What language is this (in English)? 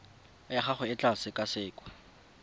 Tswana